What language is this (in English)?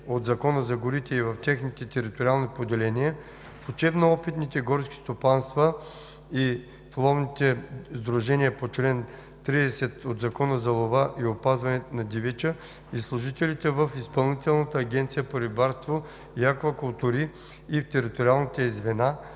Bulgarian